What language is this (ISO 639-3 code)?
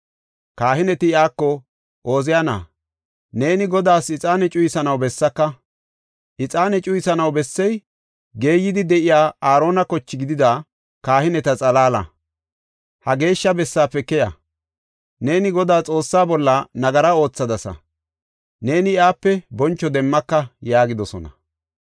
gof